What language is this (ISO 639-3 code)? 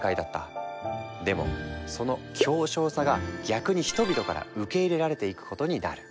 jpn